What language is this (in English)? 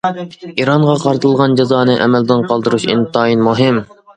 Uyghur